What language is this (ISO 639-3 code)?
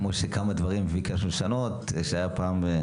heb